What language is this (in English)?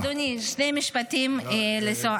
Hebrew